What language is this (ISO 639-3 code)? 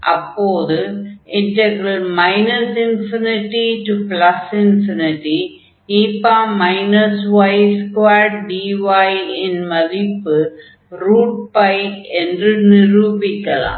tam